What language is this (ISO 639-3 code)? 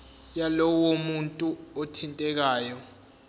zul